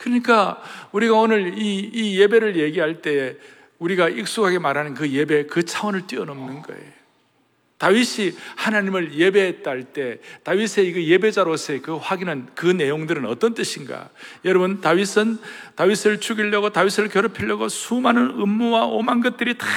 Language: Korean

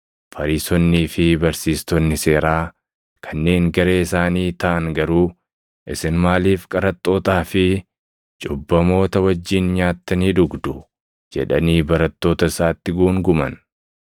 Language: Oromo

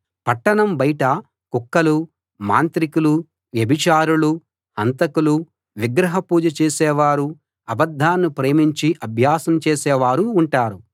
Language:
Telugu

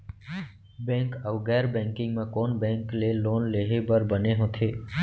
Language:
Chhattisgarhi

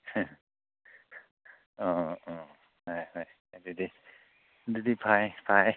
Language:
Manipuri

